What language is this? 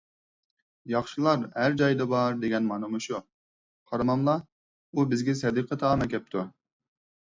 Uyghur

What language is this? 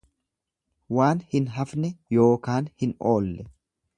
Oromo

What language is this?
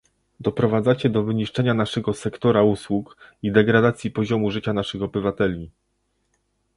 Polish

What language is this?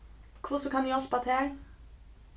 Faroese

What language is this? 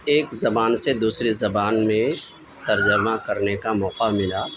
Urdu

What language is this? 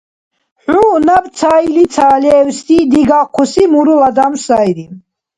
Dargwa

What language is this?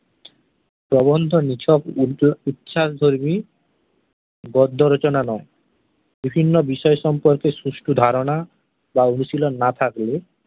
Bangla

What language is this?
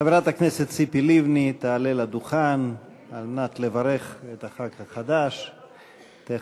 Hebrew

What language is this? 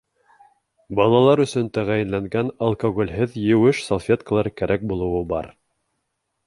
Bashkir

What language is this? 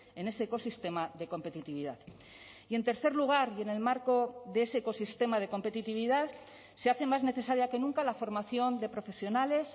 Spanish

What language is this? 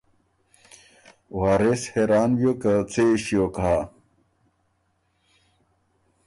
Ormuri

